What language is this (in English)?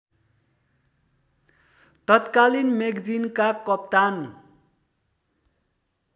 Nepali